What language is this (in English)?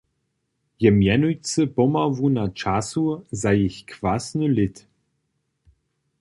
Upper Sorbian